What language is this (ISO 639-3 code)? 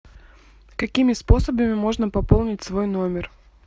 rus